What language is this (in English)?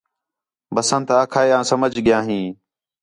Khetrani